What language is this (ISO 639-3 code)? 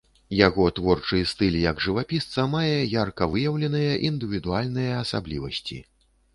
bel